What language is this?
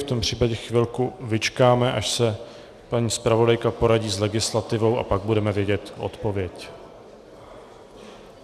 Czech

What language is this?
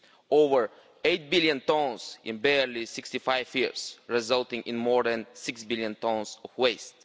English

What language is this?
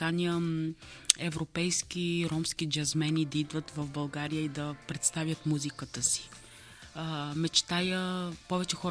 Bulgarian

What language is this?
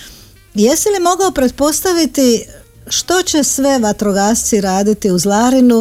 Croatian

